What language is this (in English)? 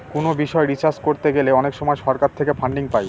Bangla